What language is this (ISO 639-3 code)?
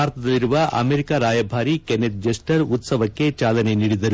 kan